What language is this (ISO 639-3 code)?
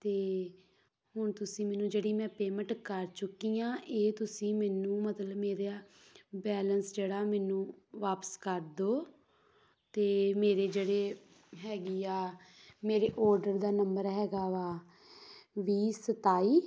pan